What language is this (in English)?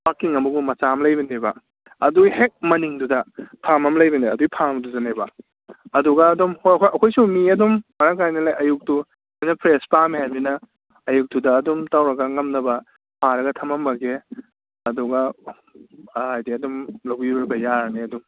Manipuri